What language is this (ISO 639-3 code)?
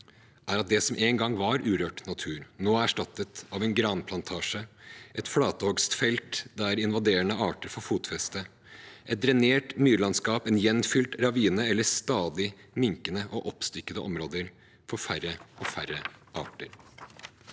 nor